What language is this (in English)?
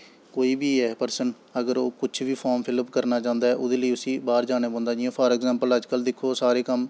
Dogri